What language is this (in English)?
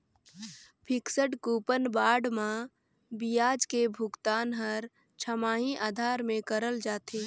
Chhattisgarhi